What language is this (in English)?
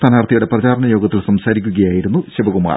Malayalam